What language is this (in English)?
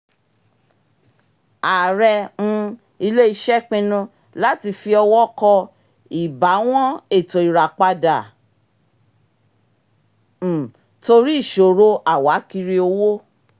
Yoruba